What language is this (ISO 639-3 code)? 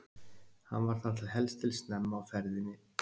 isl